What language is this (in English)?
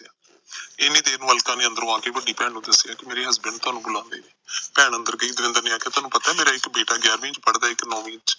Punjabi